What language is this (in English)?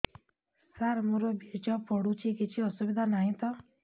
Odia